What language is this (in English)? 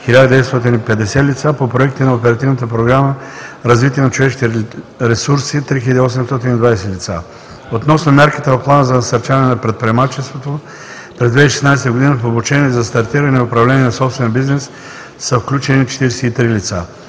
Bulgarian